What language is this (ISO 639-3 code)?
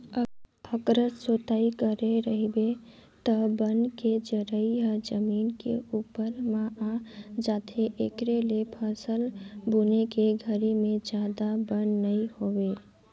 hne